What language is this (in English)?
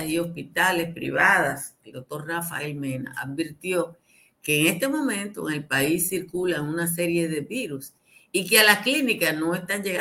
Spanish